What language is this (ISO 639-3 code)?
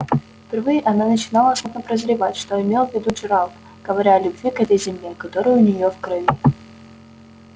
rus